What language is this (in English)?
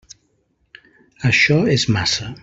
Catalan